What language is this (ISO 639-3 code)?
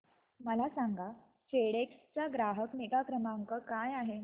mar